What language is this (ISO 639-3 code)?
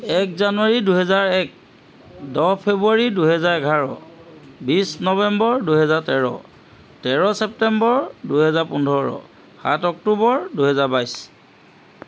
asm